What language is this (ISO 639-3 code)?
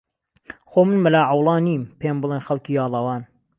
ckb